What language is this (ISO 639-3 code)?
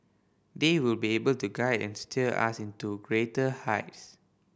eng